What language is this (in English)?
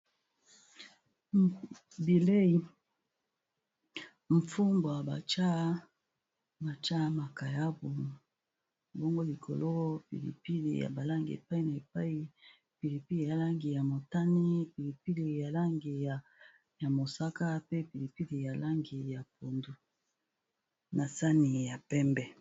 Lingala